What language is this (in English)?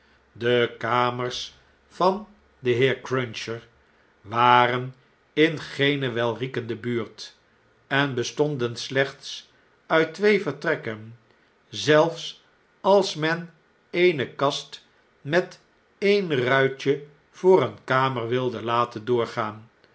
Dutch